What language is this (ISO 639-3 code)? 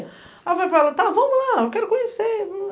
por